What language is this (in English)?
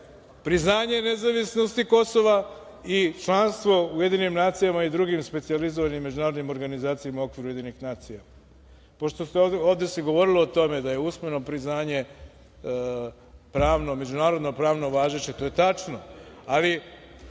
Serbian